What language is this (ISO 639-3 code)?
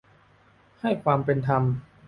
tha